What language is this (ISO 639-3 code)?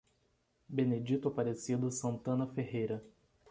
por